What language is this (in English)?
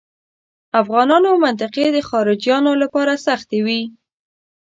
Pashto